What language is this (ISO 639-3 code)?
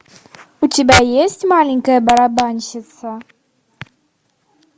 rus